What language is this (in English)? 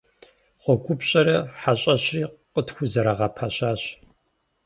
Kabardian